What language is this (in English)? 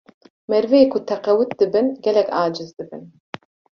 Kurdish